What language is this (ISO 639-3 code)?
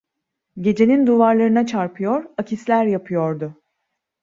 tur